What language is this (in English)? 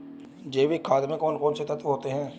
Hindi